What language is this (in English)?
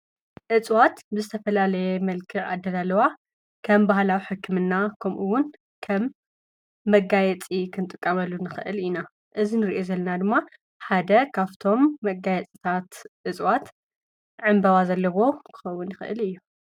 Tigrinya